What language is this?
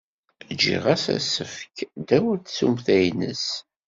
Kabyle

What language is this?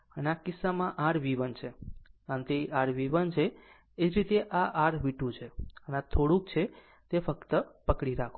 Gujarati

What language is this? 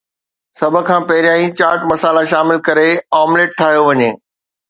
Sindhi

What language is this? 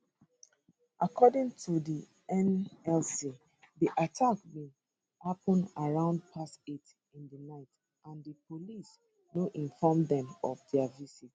Nigerian Pidgin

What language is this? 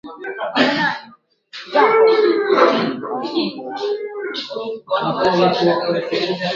Swahili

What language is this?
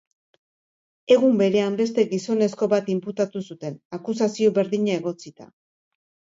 Basque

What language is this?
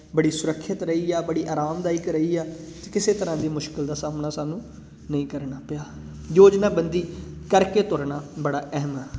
Punjabi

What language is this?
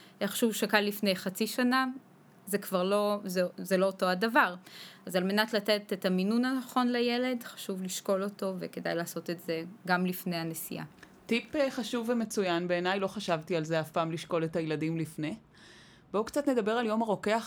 Hebrew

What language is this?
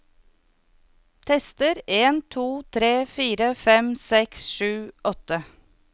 Norwegian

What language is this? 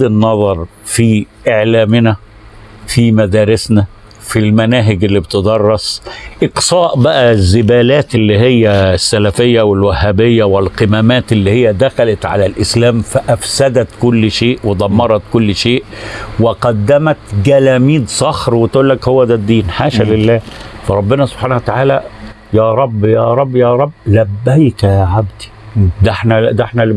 Arabic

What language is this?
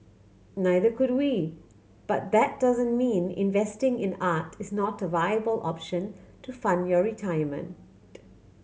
English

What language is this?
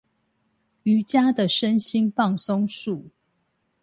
Chinese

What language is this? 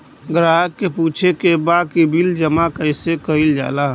Bhojpuri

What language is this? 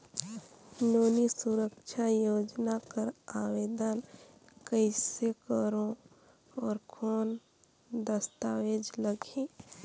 Chhattisgarhi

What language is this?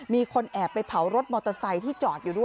Thai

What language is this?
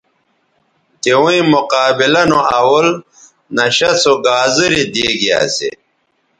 Bateri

